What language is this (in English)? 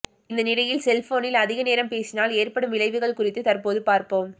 Tamil